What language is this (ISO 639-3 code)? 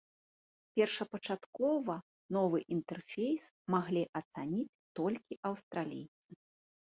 bel